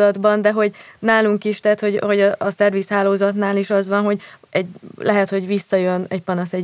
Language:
Hungarian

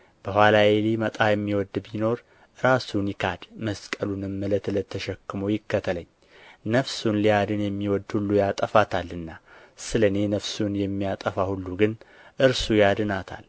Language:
Amharic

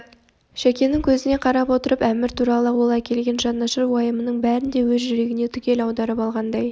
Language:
Kazakh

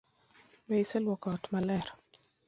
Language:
Luo (Kenya and Tanzania)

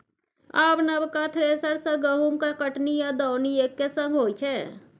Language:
Maithili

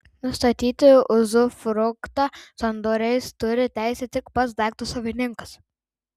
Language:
Lithuanian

